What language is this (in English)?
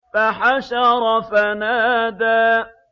Arabic